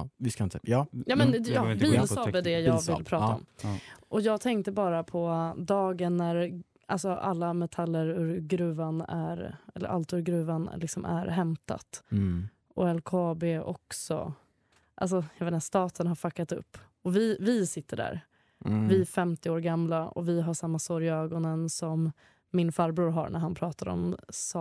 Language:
Swedish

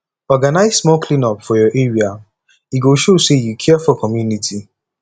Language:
Nigerian Pidgin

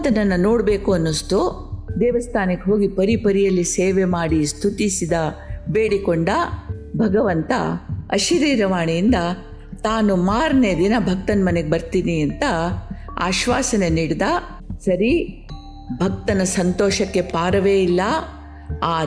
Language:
Kannada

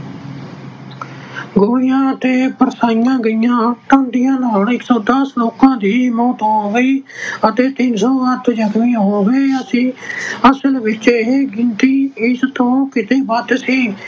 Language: Punjabi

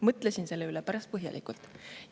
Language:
Estonian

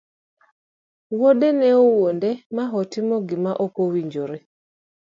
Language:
Luo (Kenya and Tanzania)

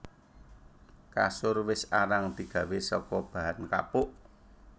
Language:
Javanese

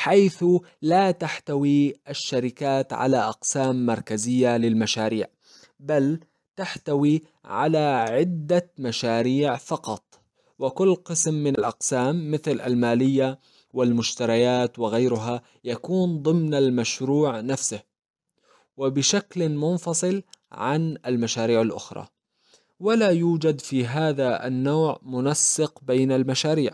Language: Arabic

